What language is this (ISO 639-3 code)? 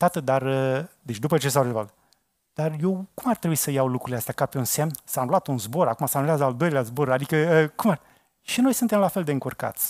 ron